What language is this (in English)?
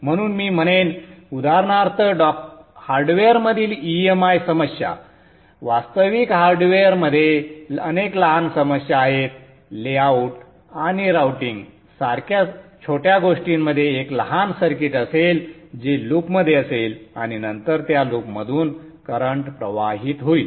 Marathi